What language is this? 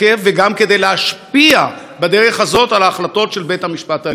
Hebrew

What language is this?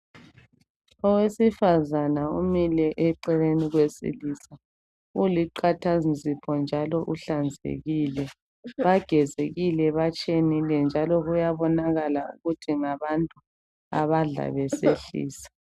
North Ndebele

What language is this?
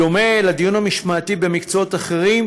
Hebrew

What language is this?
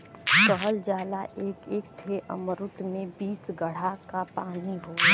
Bhojpuri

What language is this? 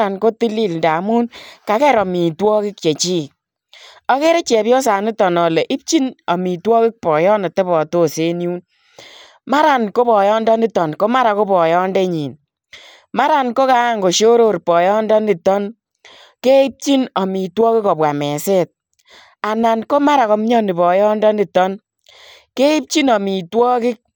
Kalenjin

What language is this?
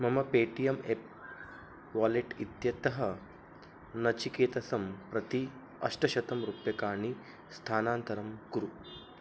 Sanskrit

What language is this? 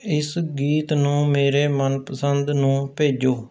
Punjabi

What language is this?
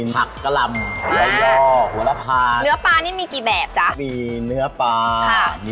Thai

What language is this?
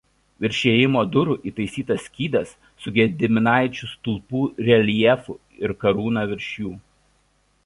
Lithuanian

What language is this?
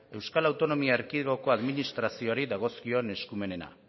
Basque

